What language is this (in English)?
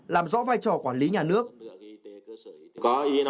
Vietnamese